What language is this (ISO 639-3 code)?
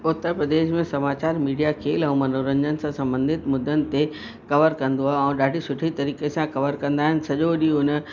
snd